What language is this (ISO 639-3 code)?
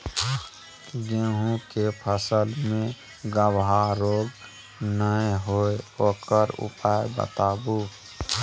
mai